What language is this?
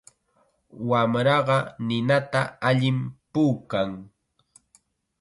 Chiquián Ancash Quechua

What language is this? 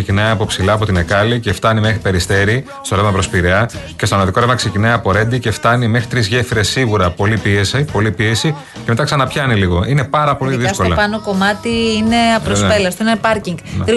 Greek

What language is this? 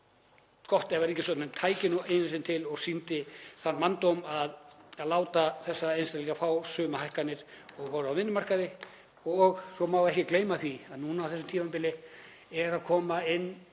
Icelandic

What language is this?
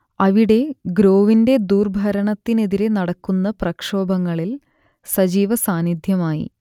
Malayalam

